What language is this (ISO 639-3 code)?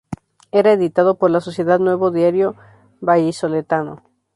spa